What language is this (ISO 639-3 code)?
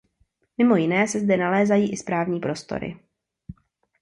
ces